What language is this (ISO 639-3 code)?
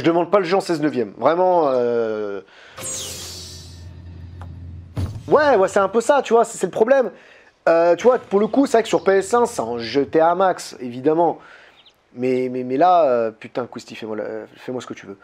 fra